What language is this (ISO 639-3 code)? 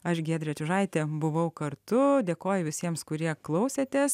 lit